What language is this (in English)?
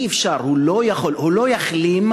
Hebrew